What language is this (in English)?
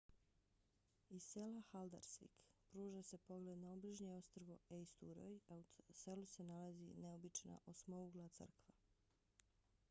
Bosnian